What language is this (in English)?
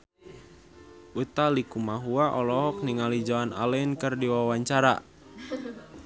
Sundanese